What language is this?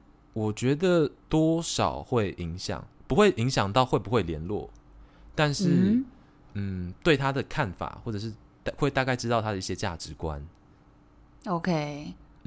Chinese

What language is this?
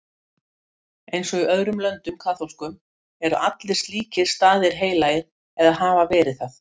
Icelandic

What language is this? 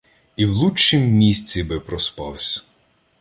Ukrainian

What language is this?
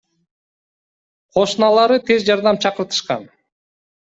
Kyrgyz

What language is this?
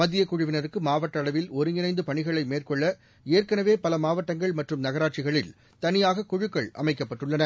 Tamil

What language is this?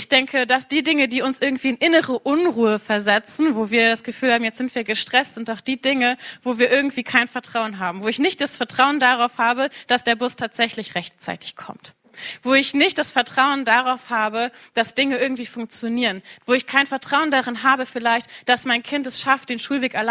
German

